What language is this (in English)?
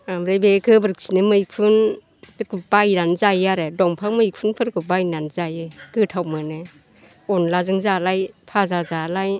Bodo